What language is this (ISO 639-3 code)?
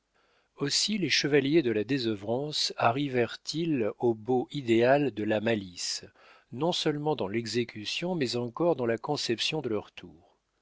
fra